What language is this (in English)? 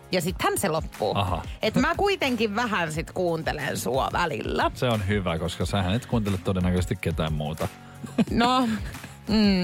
Finnish